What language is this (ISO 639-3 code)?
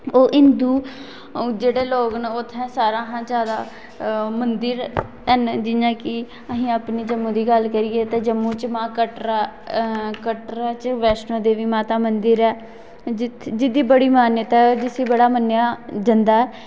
doi